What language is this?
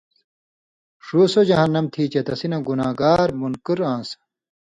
Indus Kohistani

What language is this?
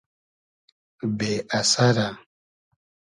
Hazaragi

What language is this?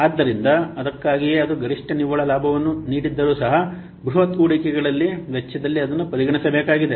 Kannada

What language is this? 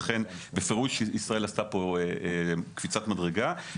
Hebrew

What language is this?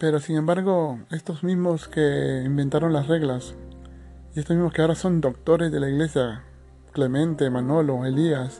Spanish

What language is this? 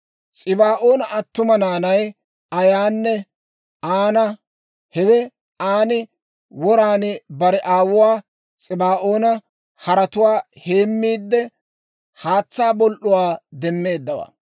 Dawro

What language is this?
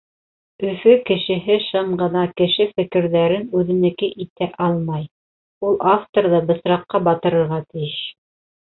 Bashkir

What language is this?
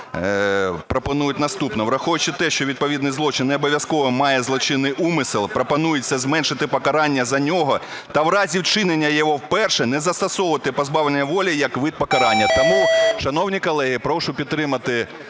Ukrainian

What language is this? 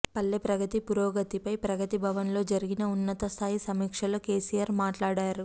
Telugu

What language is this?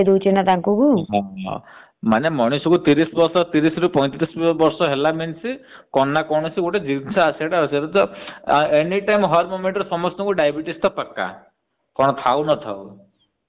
Odia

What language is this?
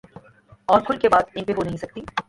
Urdu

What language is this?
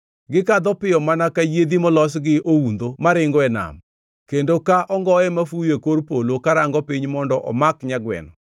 Luo (Kenya and Tanzania)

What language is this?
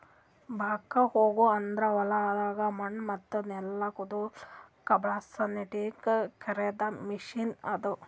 Kannada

